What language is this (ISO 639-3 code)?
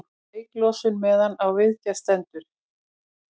isl